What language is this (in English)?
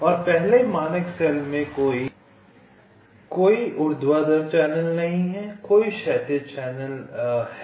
Hindi